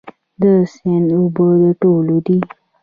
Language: Pashto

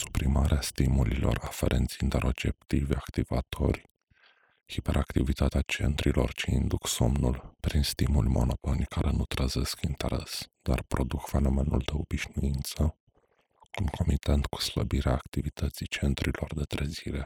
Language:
Romanian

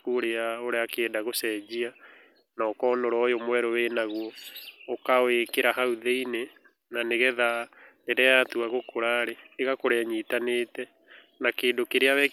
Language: Kikuyu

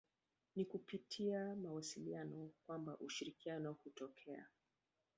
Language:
Swahili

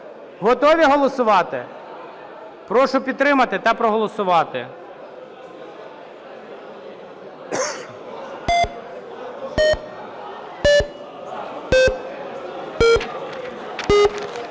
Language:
Ukrainian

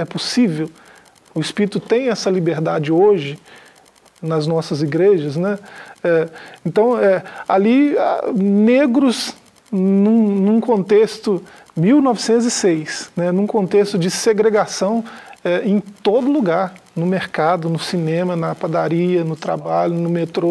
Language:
Portuguese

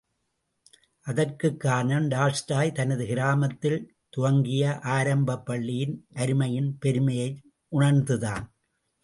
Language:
Tamil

